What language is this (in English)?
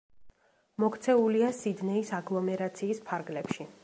Georgian